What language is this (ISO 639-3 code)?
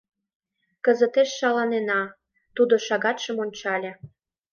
chm